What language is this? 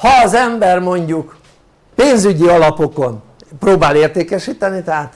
Hungarian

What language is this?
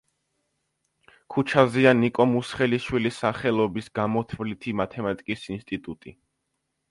Georgian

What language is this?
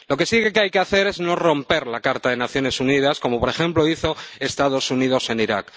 Spanish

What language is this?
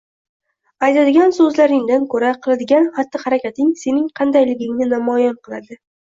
Uzbek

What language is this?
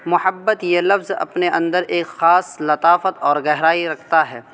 Urdu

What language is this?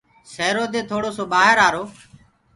Gurgula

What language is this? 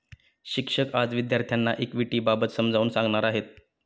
Marathi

